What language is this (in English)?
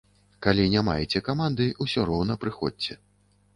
Belarusian